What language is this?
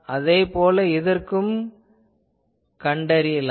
Tamil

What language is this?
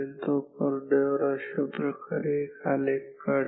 Marathi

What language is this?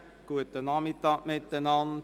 Swiss German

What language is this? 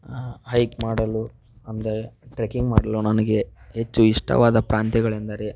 Kannada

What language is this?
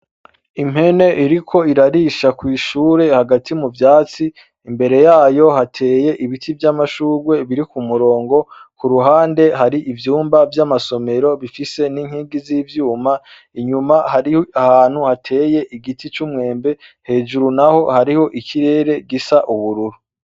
Rundi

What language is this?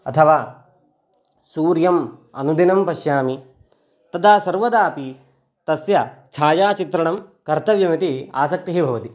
Sanskrit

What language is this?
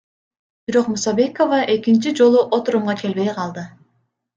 Kyrgyz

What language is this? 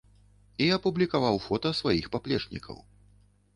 Belarusian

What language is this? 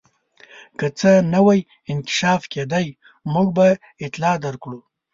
Pashto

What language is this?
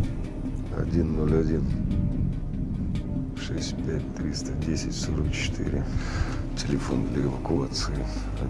Russian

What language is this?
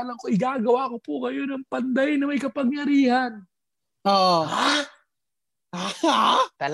Filipino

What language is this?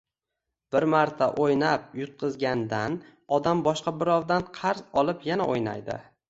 Uzbek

